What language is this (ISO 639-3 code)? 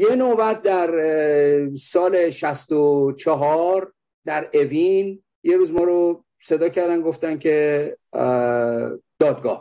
fas